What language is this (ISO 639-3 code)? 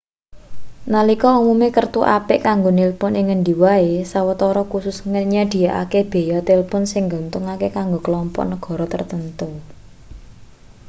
jav